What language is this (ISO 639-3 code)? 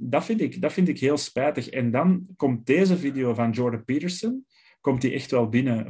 nld